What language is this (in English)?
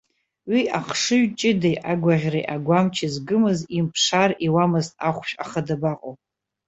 Abkhazian